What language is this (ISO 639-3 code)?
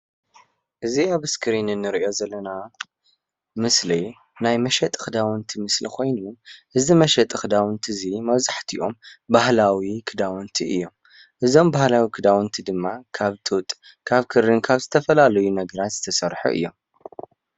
tir